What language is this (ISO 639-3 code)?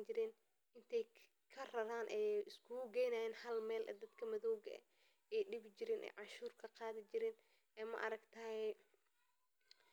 som